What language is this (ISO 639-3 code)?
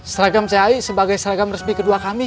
ind